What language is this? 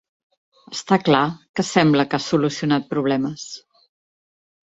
Catalan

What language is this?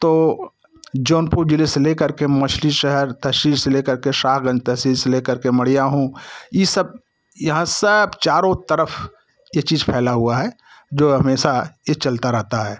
Hindi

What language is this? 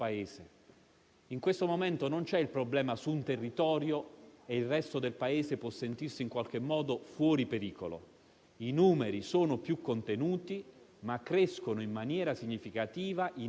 Italian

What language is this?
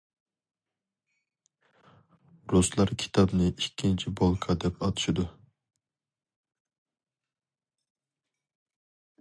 Uyghur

